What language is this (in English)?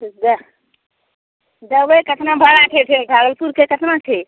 Maithili